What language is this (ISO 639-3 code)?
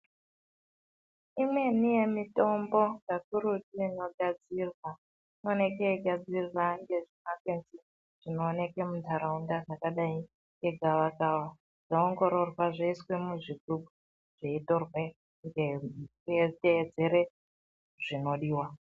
ndc